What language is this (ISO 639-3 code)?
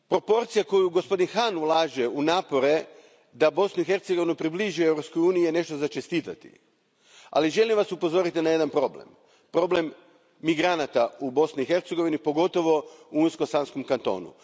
hrv